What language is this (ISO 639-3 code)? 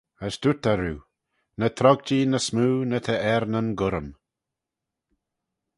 glv